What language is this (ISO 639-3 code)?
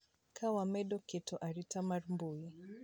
luo